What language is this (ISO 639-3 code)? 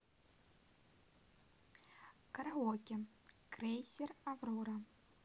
rus